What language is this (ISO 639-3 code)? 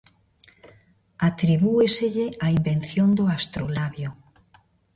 glg